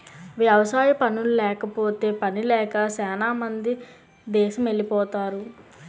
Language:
Telugu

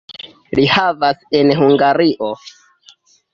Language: Esperanto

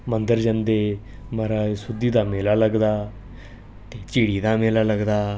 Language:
Dogri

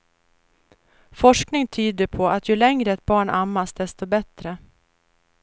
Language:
Swedish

